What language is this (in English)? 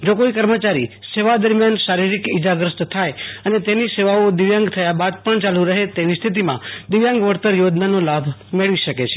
Gujarati